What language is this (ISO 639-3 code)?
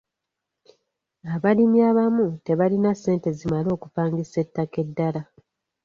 lug